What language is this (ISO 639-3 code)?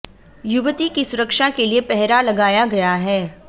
hin